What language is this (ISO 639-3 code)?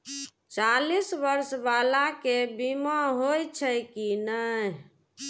mai